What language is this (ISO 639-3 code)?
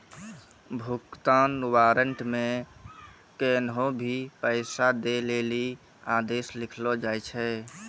mai